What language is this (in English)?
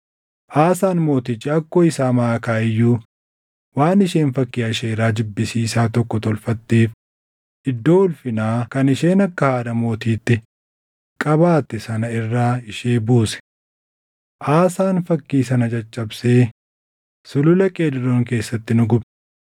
Oromo